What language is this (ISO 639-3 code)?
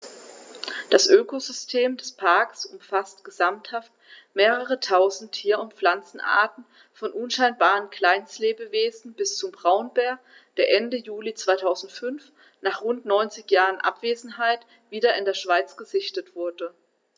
deu